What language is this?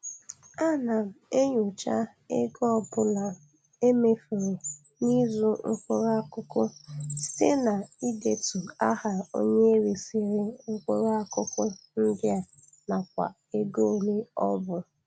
Igbo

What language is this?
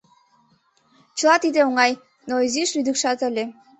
Mari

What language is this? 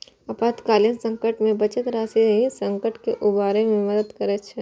Maithili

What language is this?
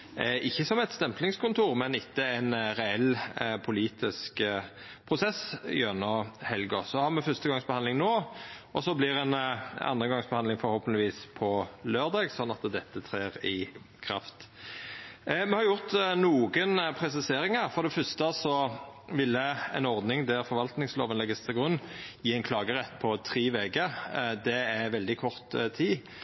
Norwegian Nynorsk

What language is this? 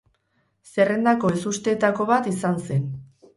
Basque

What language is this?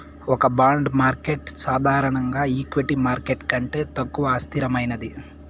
Telugu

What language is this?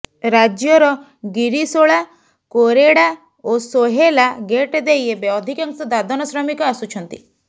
Odia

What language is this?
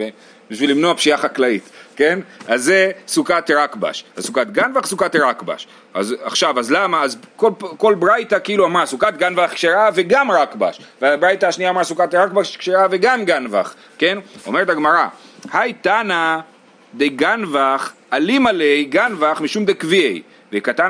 Hebrew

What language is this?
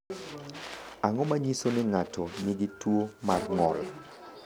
Luo (Kenya and Tanzania)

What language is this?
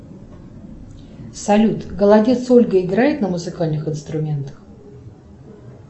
Russian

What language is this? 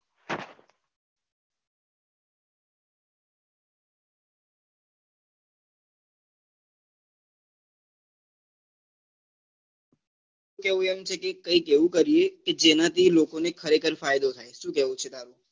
Gujarati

